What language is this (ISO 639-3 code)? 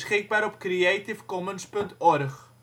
nld